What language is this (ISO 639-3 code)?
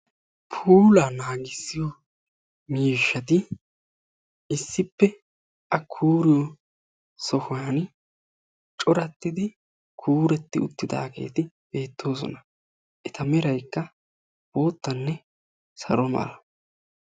wal